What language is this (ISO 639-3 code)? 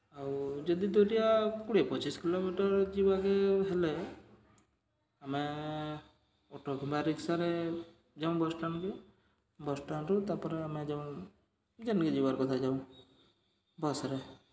ori